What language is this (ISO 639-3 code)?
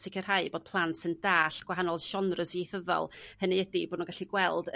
cym